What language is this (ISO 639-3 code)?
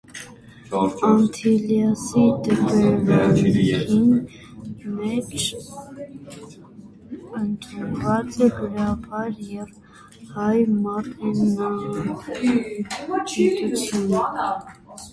hye